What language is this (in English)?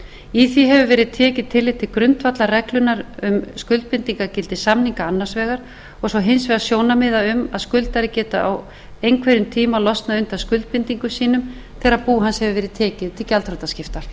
Icelandic